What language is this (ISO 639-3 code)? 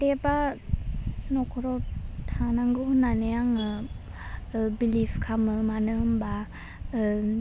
brx